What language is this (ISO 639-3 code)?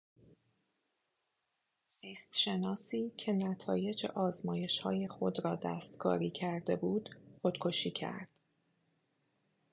fas